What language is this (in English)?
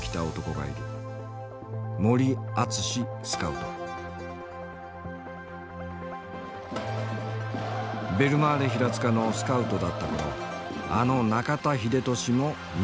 Japanese